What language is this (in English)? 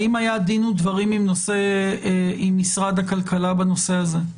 Hebrew